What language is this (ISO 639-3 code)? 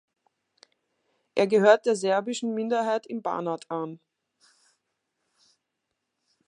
deu